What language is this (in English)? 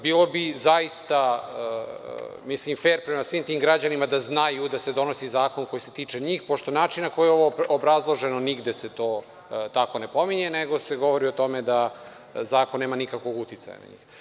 Serbian